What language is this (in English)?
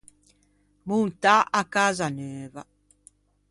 Ligurian